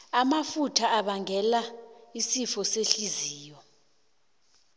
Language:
South Ndebele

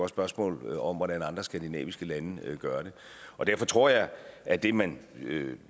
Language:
Danish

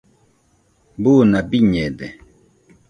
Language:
Nüpode Huitoto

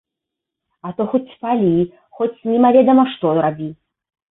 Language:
Belarusian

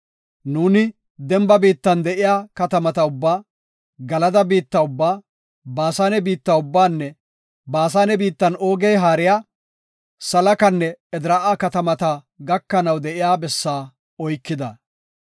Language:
Gofa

